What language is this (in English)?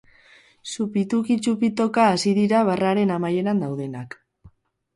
Basque